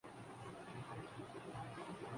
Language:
Urdu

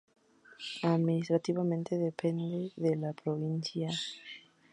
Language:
Spanish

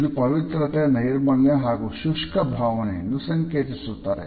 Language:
Kannada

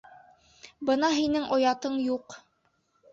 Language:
Bashkir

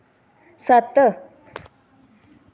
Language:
Dogri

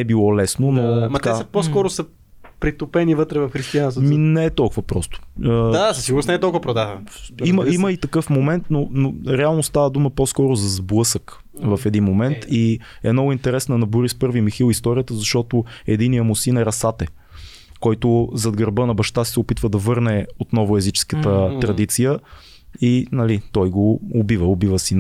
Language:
Bulgarian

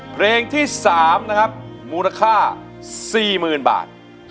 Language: Thai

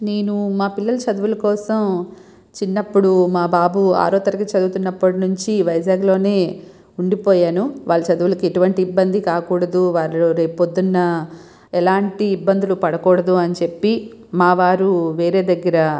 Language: Telugu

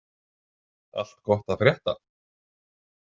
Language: Icelandic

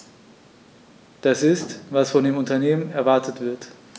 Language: German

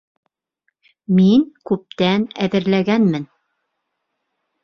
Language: Bashkir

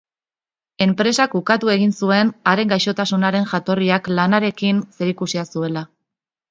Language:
Basque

